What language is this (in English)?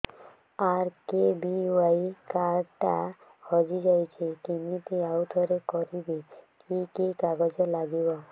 Odia